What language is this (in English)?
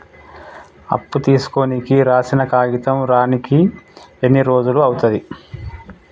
Telugu